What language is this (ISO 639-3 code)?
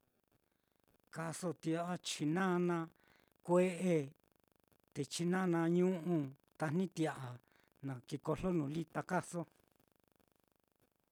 vmm